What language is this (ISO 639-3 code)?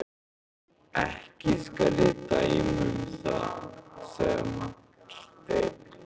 isl